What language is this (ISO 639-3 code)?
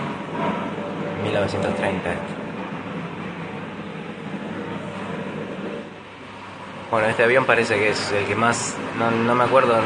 spa